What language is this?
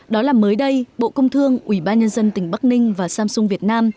Vietnamese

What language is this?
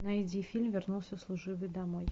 Russian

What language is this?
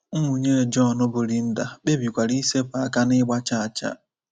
Igbo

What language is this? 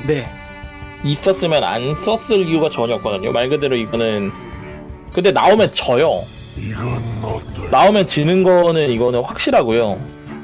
Korean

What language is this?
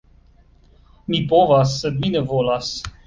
Esperanto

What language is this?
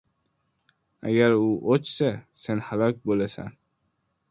Uzbek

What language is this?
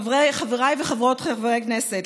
Hebrew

